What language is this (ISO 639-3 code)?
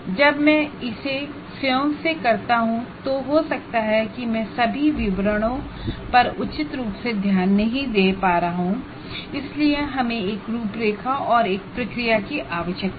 hin